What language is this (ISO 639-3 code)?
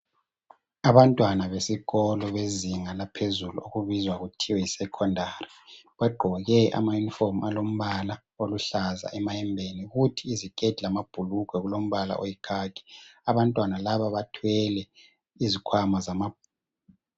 nde